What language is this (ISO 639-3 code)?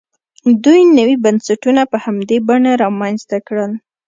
pus